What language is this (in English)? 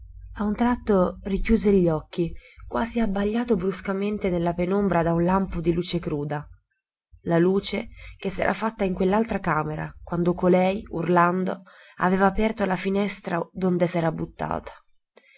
Italian